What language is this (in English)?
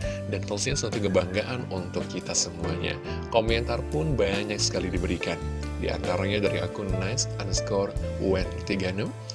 Indonesian